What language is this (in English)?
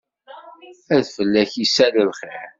Kabyle